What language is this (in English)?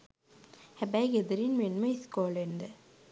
Sinhala